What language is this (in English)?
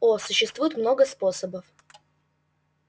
Russian